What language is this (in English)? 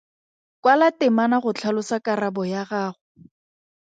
Tswana